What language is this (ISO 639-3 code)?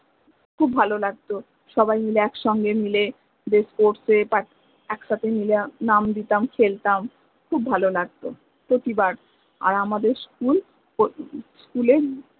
ben